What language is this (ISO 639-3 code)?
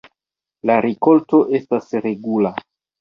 epo